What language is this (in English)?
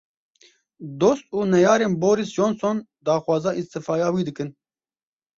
Kurdish